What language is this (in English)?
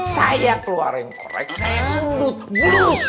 Indonesian